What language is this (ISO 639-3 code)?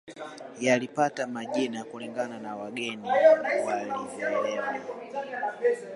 swa